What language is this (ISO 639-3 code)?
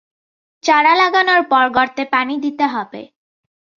ben